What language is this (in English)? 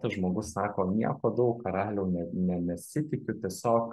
Lithuanian